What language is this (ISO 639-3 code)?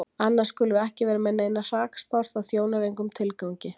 isl